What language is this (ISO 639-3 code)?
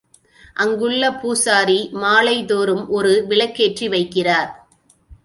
tam